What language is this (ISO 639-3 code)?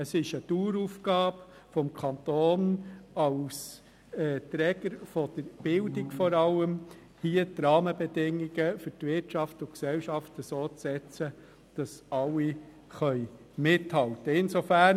gsw